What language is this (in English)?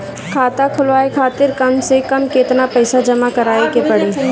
Bhojpuri